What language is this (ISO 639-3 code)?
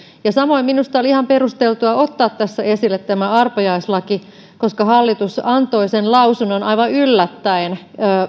fin